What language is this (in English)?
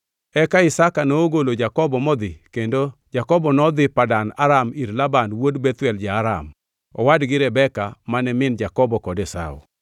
Luo (Kenya and Tanzania)